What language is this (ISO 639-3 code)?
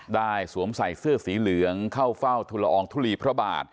tha